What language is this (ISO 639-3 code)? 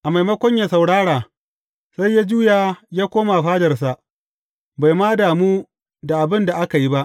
hau